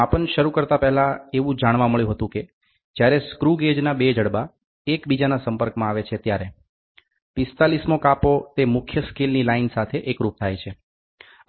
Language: Gujarati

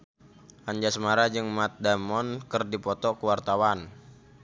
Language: Sundanese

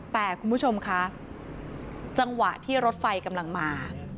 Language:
Thai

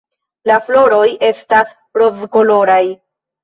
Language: Esperanto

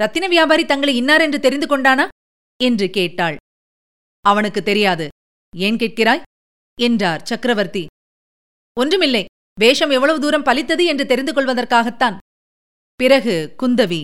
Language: Tamil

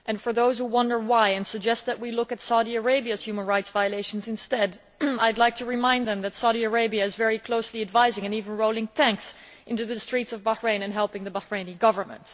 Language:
English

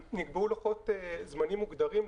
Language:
Hebrew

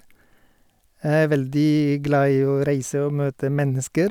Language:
Norwegian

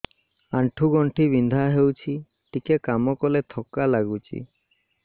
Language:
Odia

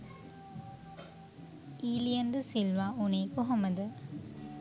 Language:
Sinhala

